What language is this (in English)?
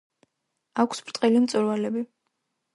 Georgian